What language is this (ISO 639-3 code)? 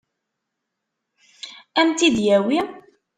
kab